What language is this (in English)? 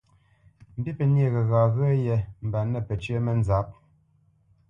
Bamenyam